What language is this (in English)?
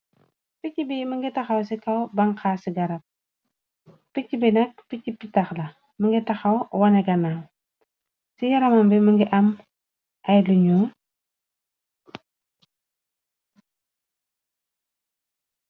Wolof